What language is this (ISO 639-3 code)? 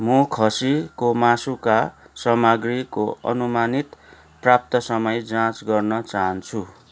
nep